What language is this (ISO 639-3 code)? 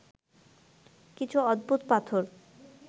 ben